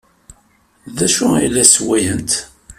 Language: Kabyle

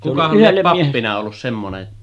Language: Finnish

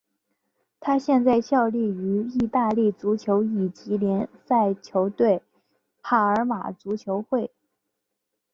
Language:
Chinese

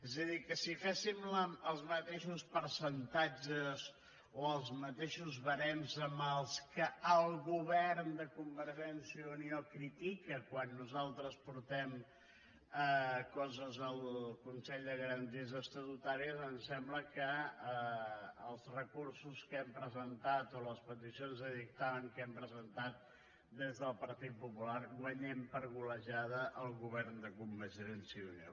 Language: Catalan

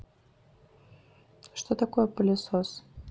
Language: Russian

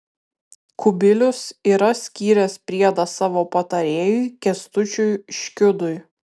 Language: Lithuanian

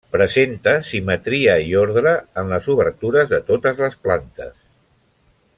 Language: Catalan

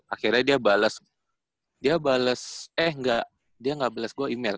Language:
Indonesian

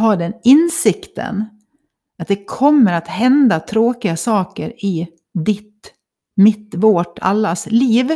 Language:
Swedish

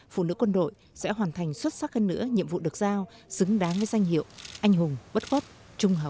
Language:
Vietnamese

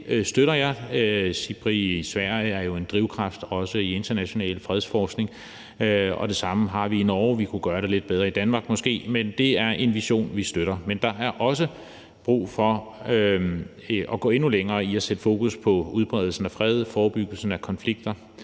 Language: Danish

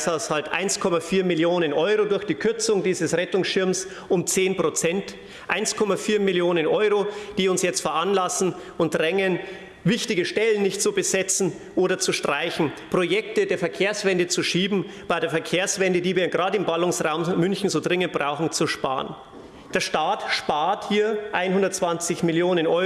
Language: German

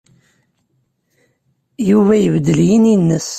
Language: Kabyle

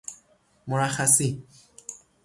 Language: Persian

